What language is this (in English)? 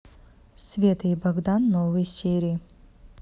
Russian